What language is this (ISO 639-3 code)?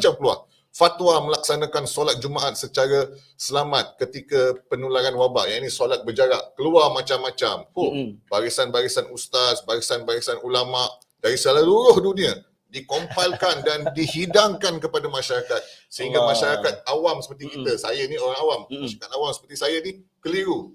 msa